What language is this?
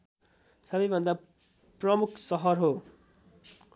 Nepali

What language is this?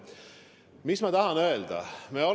Estonian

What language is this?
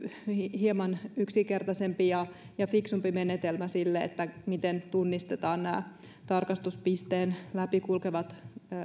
Finnish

